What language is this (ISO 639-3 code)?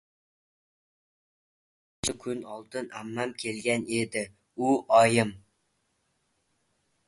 uzb